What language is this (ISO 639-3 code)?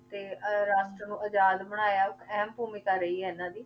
pan